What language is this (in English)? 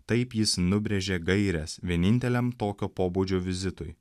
Lithuanian